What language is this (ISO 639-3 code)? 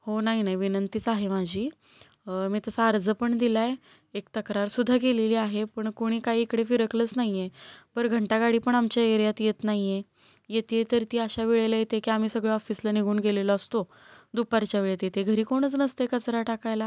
mar